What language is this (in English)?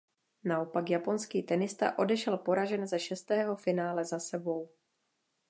Czech